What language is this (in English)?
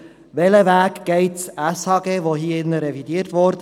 Swiss German